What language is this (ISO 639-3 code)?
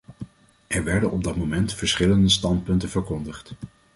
nld